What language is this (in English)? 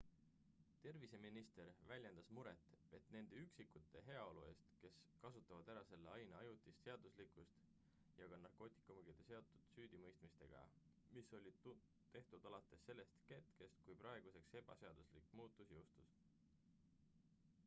Estonian